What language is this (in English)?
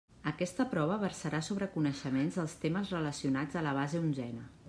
Catalan